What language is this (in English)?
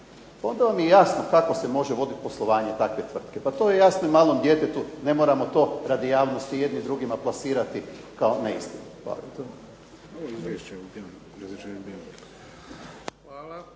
Croatian